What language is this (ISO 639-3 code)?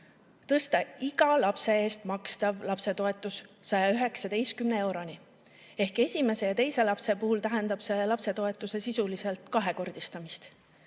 est